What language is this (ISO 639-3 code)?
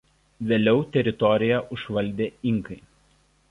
lit